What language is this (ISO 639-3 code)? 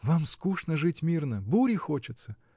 rus